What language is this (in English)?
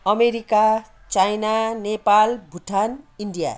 Nepali